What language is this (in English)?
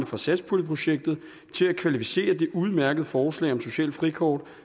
Danish